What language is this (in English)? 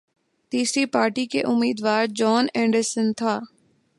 Urdu